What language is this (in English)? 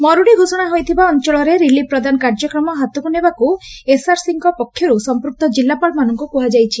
Odia